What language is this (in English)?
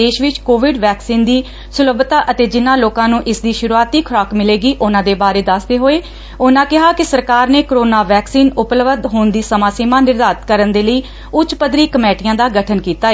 Punjabi